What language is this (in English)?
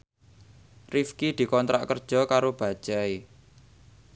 Javanese